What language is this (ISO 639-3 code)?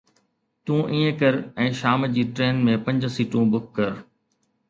snd